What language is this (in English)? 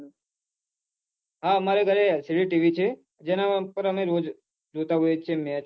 Gujarati